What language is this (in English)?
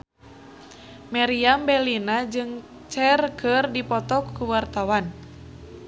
Sundanese